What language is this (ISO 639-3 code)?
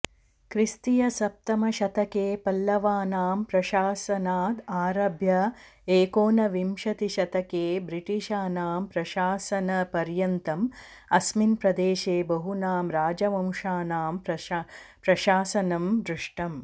san